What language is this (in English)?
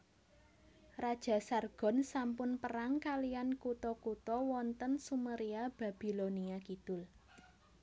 Javanese